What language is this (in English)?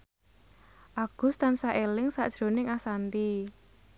Javanese